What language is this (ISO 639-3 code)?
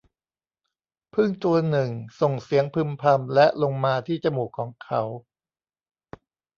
tha